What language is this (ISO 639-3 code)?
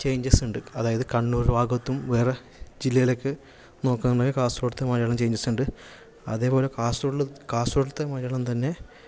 mal